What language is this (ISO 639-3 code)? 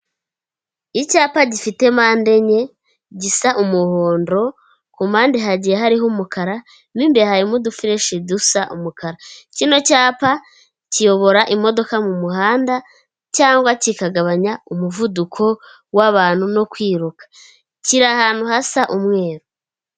kin